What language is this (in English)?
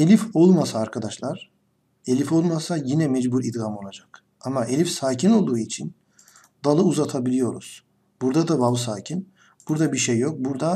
Turkish